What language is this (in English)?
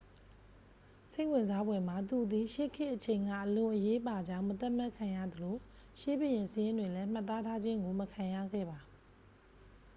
Burmese